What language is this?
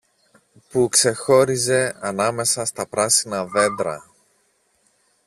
Greek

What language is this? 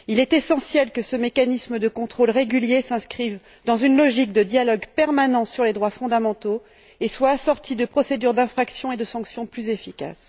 French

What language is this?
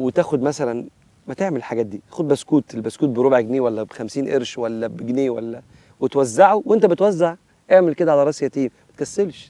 Arabic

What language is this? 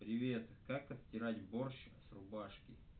Russian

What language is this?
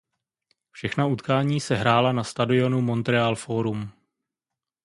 Czech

